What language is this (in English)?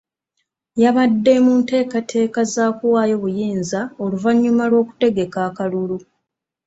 Ganda